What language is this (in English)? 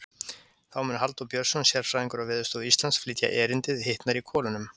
Icelandic